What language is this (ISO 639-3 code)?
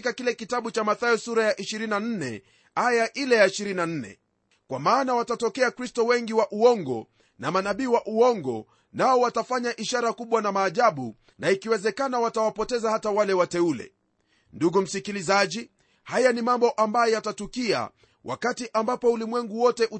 swa